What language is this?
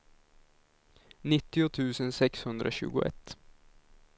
Swedish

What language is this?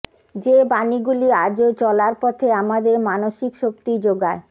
Bangla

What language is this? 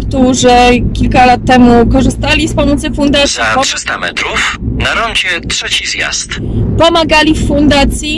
Polish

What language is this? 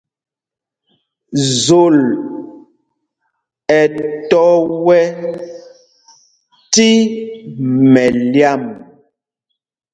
Mpumpong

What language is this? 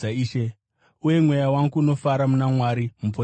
Shona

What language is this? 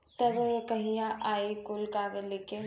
Bhojpuri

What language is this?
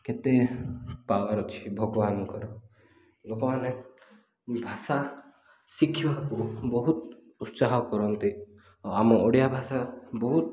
Odia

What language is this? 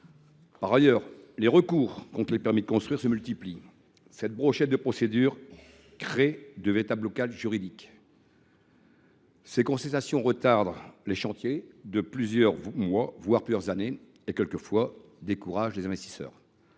French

